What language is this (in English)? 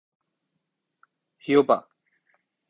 Urdu